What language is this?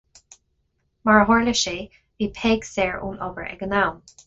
Irish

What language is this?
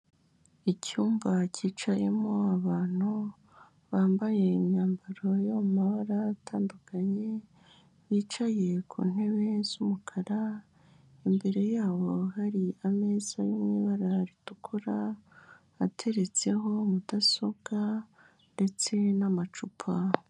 Kinyarwanda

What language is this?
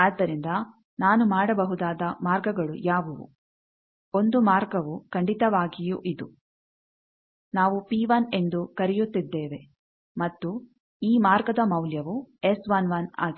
Kannada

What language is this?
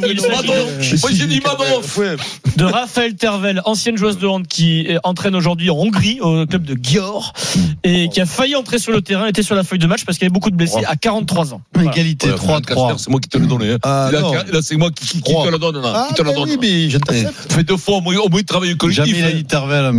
French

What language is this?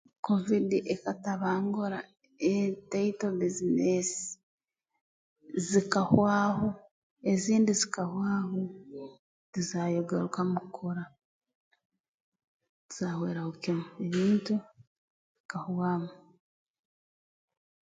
Tooro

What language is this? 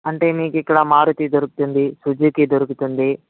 Telugu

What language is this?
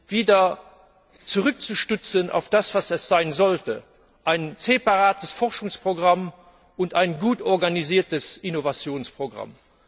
German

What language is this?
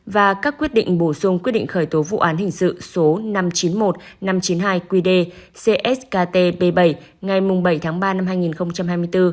Vietnamese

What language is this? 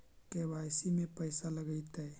Magahi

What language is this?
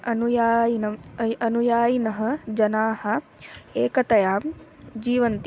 Sanskrit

